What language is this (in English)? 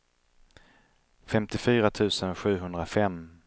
Swedish